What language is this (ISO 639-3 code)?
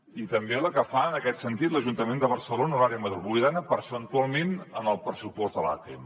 cat